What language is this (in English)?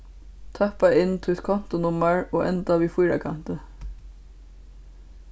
Faroese